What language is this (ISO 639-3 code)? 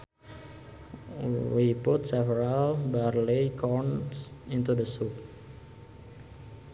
sun